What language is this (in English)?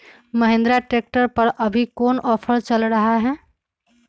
Magahi